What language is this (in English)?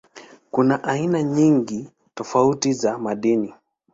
Swahili